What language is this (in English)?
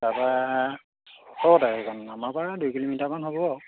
Assamese